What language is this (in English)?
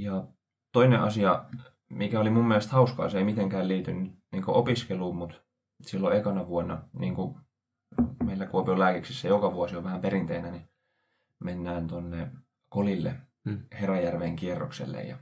Finnish